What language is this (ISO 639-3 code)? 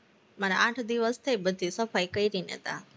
guj